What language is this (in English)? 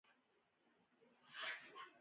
Pashto